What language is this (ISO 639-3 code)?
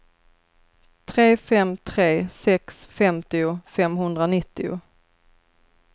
swe